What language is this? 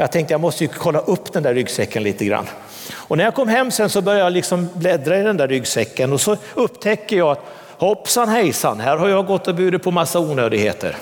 Swedish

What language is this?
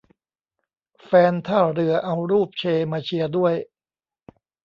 Thai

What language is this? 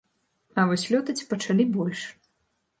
Belarusian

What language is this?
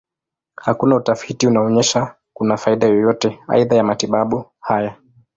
Swahili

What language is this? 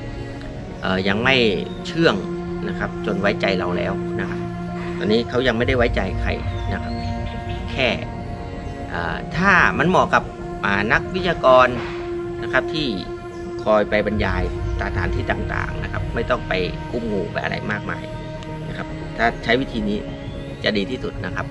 Thai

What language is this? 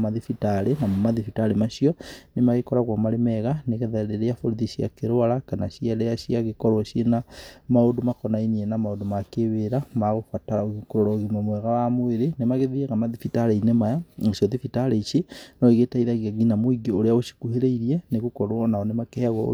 Kikuyu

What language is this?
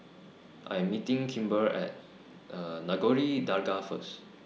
English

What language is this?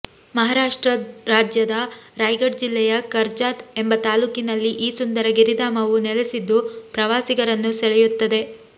Kannada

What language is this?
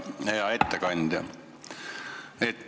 Estonian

